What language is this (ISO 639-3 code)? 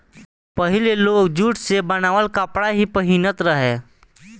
bho